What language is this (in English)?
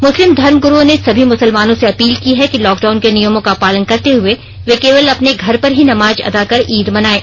Hindi